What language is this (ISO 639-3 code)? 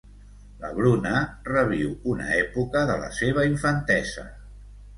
cat